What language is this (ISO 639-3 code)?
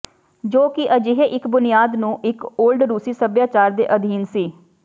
pan